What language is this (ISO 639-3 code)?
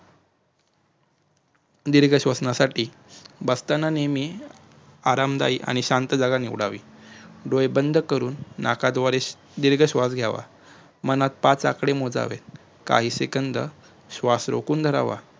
mar